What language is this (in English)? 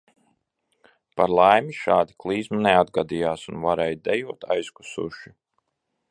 Latvian